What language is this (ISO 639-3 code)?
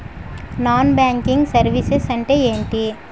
tel